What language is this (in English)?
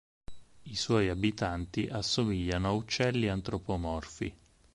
Italian